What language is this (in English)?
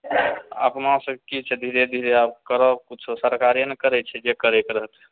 Maithili